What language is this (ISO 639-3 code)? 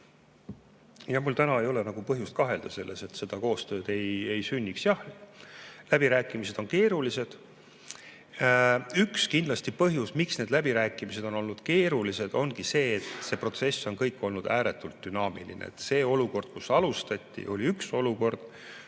est